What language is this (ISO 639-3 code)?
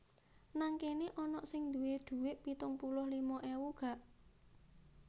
jav